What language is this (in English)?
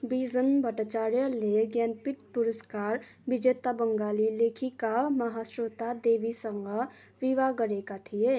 Nepali